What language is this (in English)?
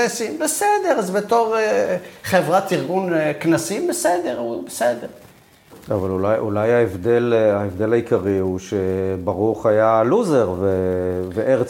Hebrew